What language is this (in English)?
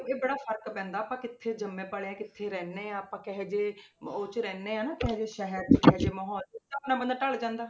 Punjabi